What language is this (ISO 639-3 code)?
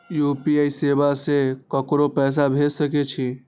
mai